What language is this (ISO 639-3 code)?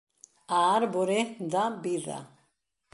glg